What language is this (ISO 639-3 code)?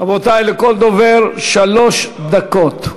heb